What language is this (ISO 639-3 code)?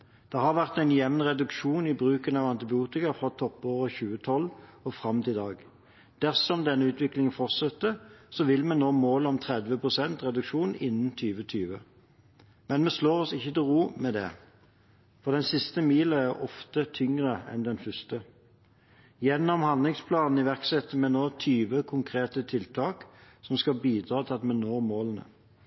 nob